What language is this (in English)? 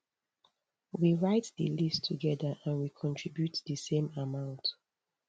Nigerian Pidgin